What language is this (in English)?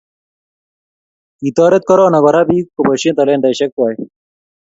Kalenjin